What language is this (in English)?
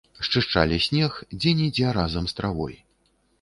Belarusian